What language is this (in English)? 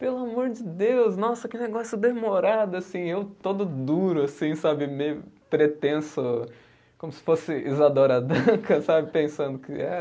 Portuguese